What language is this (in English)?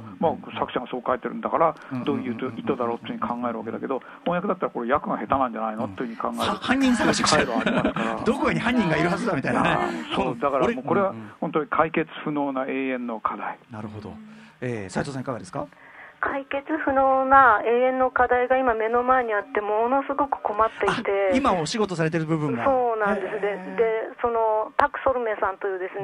Japanese